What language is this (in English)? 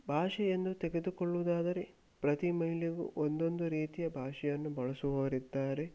Kannada